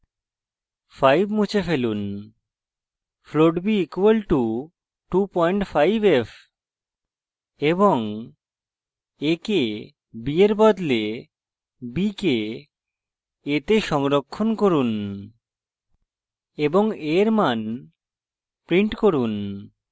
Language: Bangla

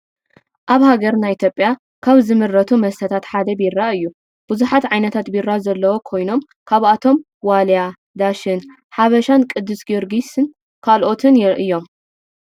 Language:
Tigrinya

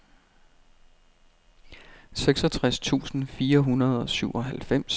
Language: Danish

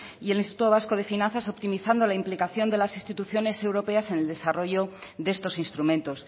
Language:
Spanish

